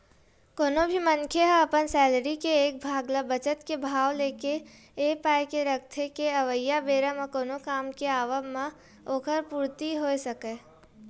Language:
Chhattisgarhi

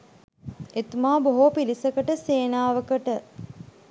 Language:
Sinhala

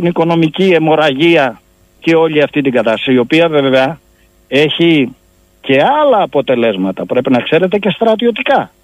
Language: Greek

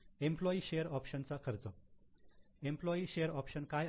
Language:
Marathi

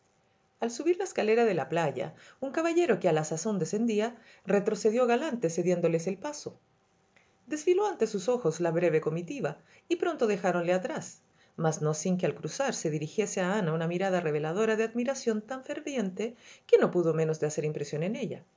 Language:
Spanish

